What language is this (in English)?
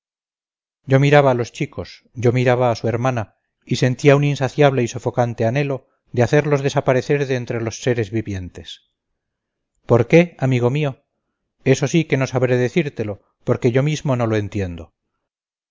Spanish